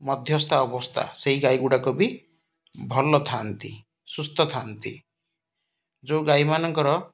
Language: Odia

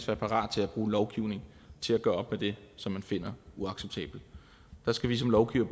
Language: Danish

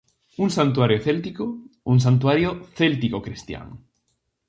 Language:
Galician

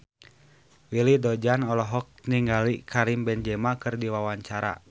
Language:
Sundanese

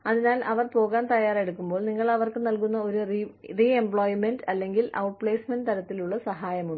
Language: Malayalam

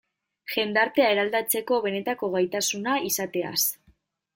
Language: Basque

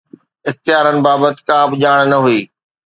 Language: Sindhi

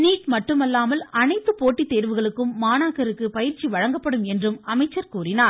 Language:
Tamil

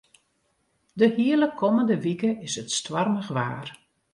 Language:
Western Frisian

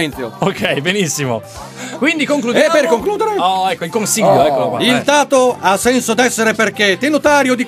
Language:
Italian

